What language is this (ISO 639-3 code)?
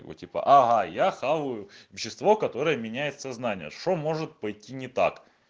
rus